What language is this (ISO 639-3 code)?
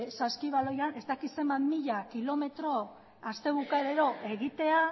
eus